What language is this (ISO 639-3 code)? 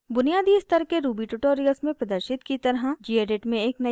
hin